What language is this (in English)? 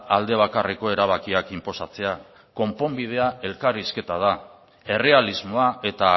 Basque